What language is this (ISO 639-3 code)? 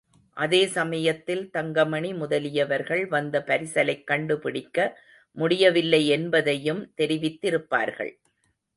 tam